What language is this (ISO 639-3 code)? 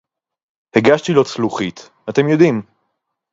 heb